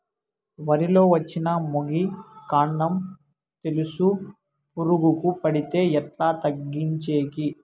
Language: Telugu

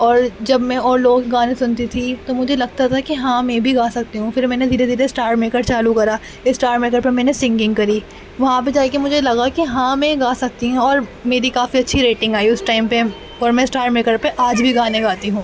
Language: Urdu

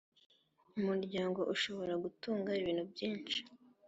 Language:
Kinyarwanda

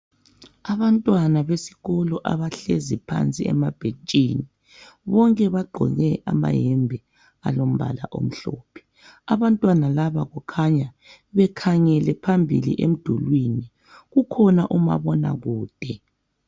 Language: North Ndebele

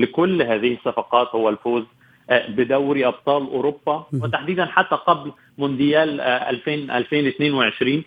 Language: Arabic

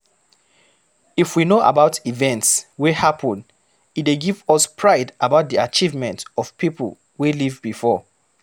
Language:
Nigerian Pidgin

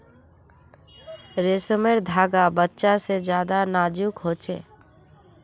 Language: Magahi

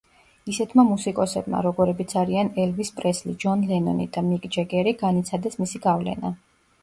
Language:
Georgian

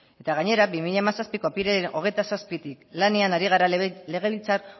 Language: Basque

